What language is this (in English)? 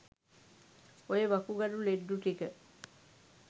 Sinhala